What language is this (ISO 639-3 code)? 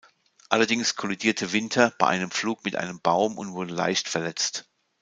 deu